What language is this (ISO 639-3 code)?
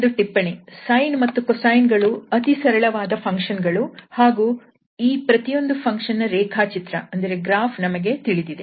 kan